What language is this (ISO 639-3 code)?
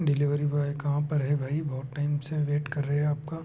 hin